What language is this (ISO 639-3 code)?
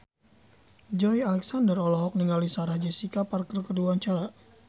sun